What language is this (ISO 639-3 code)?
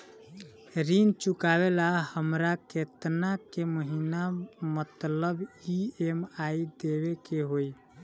bho